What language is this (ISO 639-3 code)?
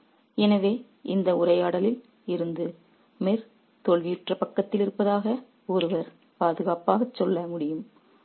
tam